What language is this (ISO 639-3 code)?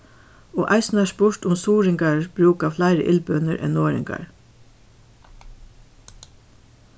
fao